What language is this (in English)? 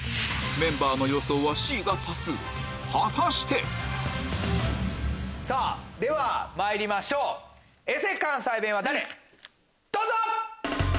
Japanese